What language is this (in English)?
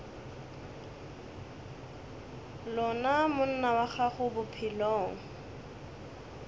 Northern Sotho